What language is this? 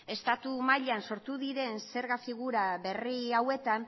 Basque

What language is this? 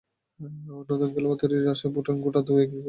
Bangla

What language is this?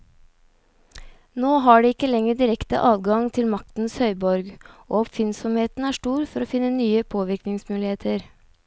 Norwegian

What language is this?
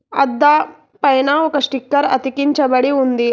Telugu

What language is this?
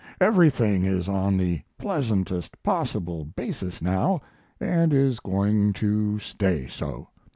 English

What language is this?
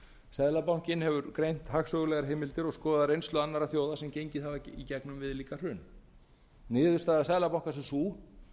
Icelandic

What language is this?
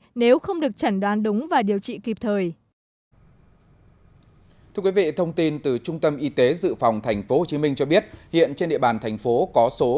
Vietnamese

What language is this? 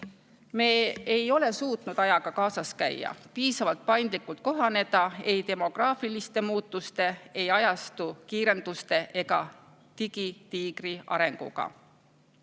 Estonian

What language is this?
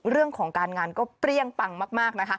Thai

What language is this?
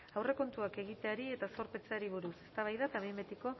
Basque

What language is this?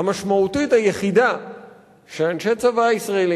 Hebrew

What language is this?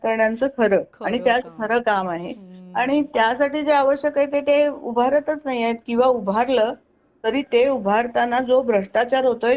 Marathi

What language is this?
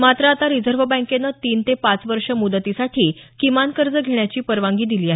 Marathi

